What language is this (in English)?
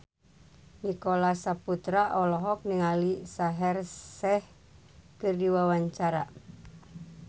Sundanese